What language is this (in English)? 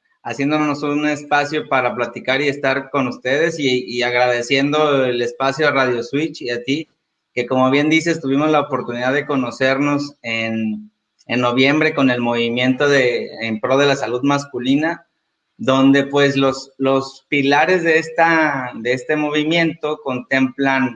Spanish